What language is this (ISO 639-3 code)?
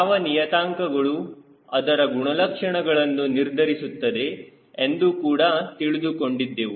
kan